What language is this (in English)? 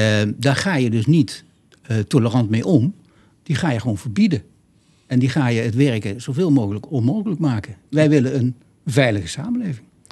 Dutch